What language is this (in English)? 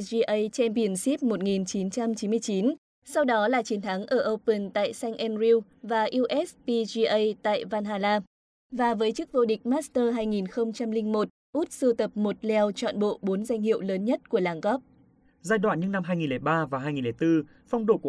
Vietnamese